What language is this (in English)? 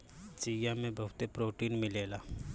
Bhojpuri